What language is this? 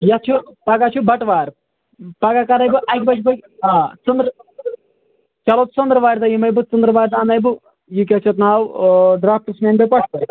Kashmiri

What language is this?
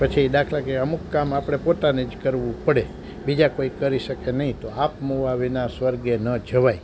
Gujarati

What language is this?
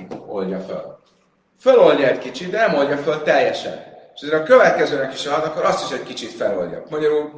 Hungarian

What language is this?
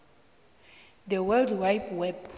South Ndebele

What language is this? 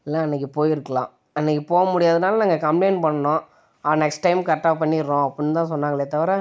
Tamil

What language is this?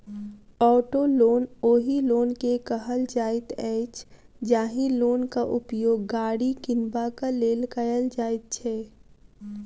Maithili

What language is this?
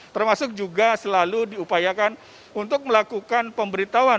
Indonesian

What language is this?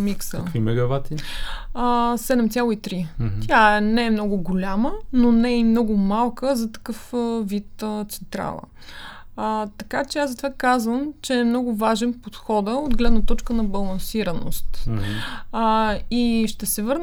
Bulgarian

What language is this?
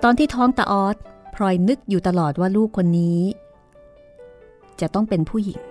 Thai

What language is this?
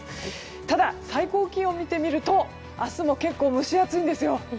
Japanese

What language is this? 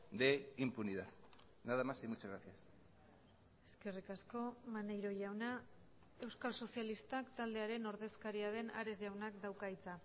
Basque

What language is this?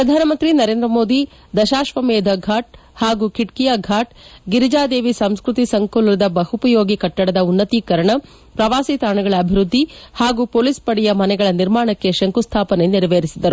Kannada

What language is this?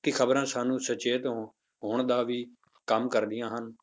Punjabi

